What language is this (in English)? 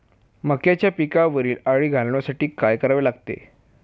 Marathi